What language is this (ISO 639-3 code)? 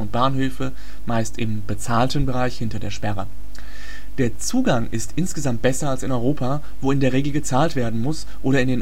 deu